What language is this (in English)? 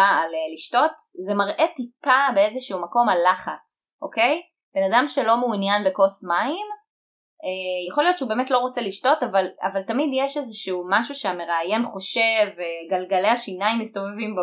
Hebrew